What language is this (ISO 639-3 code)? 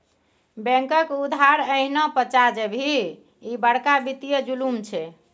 mai